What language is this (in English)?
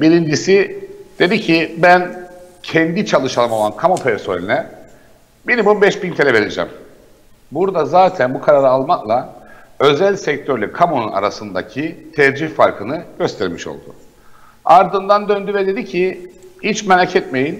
Turkish